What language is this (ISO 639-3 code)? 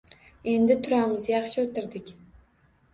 uzb